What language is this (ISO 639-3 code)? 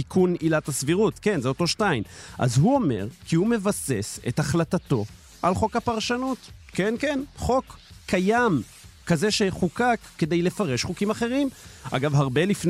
heb